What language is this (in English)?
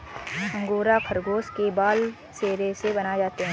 Hindi